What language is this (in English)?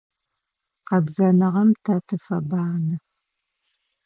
Adyghe